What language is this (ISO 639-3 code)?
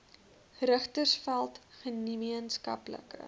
afr